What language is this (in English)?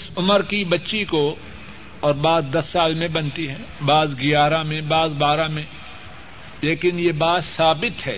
Urdu